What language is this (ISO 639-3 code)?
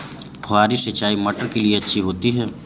hin